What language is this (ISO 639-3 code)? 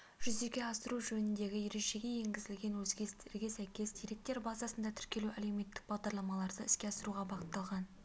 kaz